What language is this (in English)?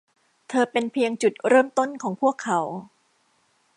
Thai